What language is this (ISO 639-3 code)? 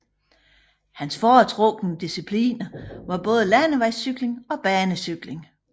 dan